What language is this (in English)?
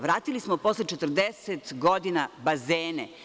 Serbian